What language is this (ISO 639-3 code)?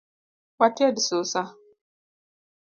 luo